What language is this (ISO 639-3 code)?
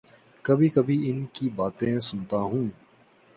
urd